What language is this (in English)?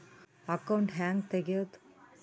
Kannada